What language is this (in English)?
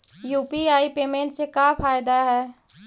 Magahi